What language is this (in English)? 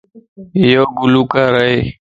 Lasi